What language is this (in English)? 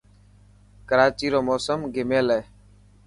Dhatki